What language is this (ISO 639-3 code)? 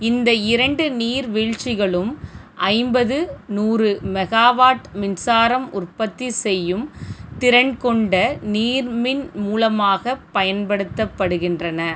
tam